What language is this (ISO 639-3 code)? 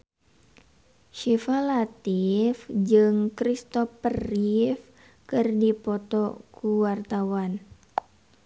sun